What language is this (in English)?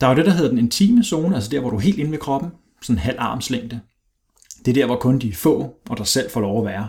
Danish